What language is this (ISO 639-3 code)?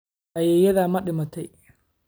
som